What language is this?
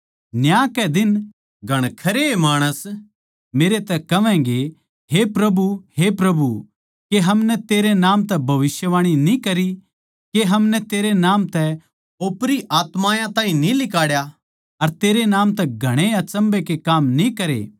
Haryanvi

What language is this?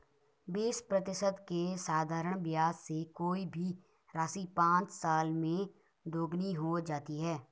Hindi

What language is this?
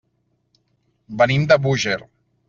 Catalan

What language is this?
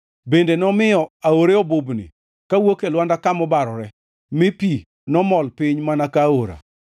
Luo (Kenya and Tanzania)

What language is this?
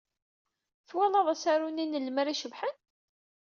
Kabyle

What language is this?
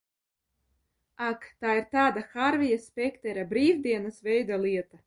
Latvian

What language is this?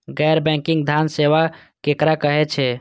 Maithili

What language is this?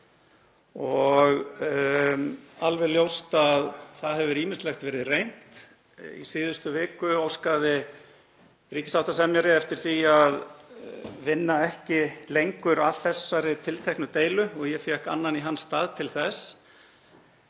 Icelandic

